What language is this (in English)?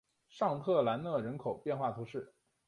Chinese